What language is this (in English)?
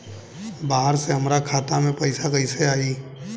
Bhojpuri